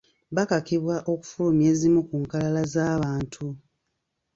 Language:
Ganda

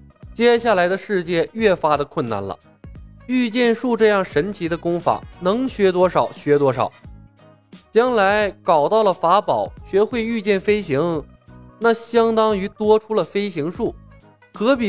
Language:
Chinese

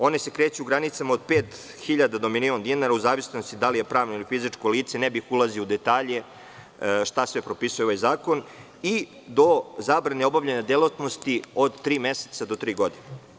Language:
Serbian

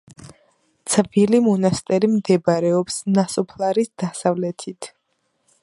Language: Georgian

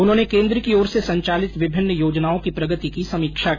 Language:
Hindi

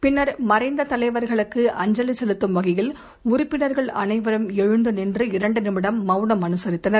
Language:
Tamil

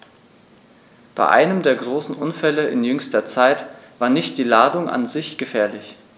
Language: German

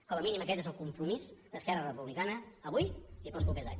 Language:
Catalan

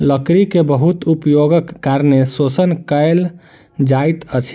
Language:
Maithili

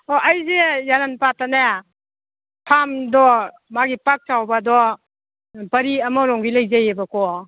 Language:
Manipuri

